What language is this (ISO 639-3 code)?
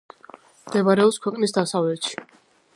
kat